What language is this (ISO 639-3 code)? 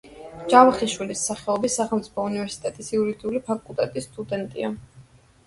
kat